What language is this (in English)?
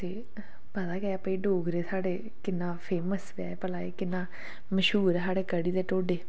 Dogri